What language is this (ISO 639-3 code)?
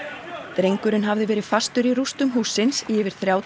isl